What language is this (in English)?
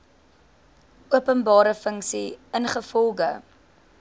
Afrikaans